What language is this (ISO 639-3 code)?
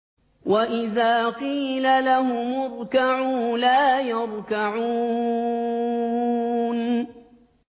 ara